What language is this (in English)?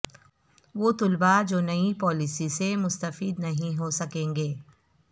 Urdu